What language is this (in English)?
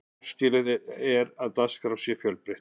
Icelandic